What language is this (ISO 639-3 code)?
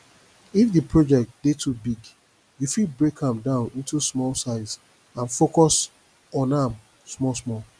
pcm